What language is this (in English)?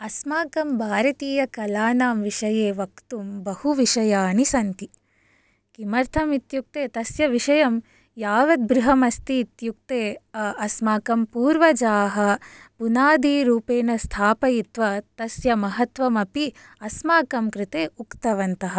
Sanskrit